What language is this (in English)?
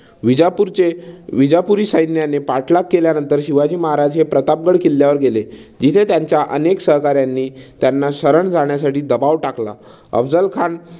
Marathi